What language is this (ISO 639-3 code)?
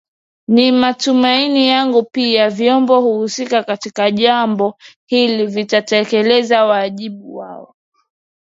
swa